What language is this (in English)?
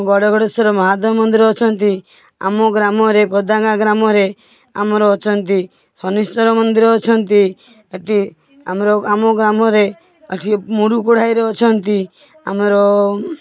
Odia